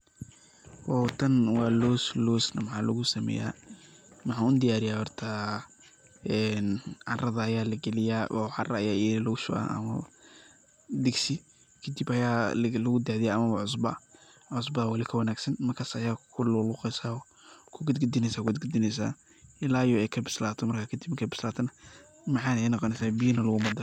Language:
Somali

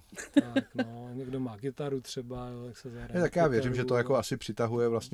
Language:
Czech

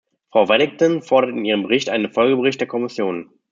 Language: German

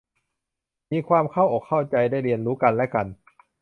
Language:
Thai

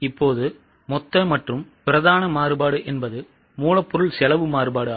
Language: Tamil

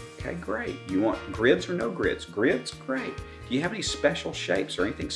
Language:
English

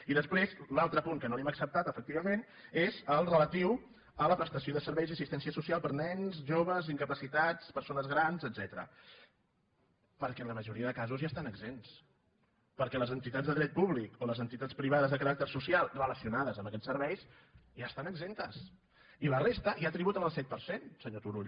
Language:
Catalan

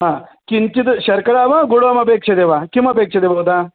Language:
Sanskrit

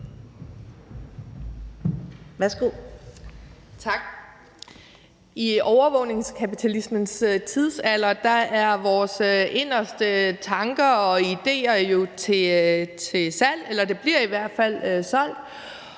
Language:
Danish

